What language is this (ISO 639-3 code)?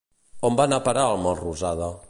cat